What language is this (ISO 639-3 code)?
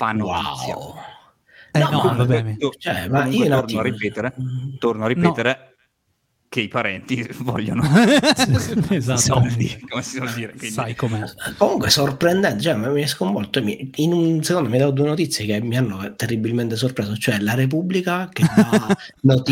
ita